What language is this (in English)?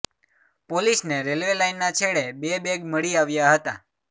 Gujarati